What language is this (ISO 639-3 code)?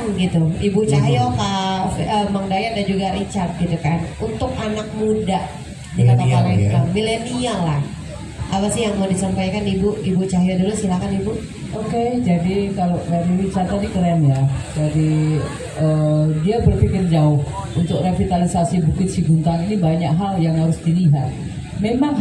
ind